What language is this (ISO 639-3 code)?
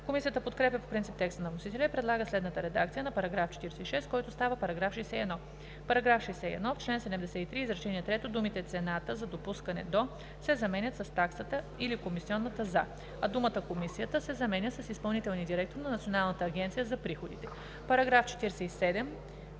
bul